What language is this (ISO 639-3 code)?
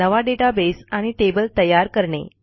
mar